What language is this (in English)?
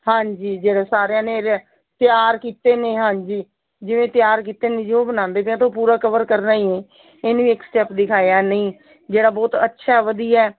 Punjabi